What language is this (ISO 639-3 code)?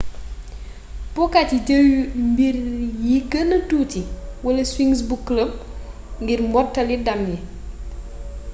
wol